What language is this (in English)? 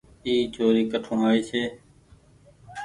Goaria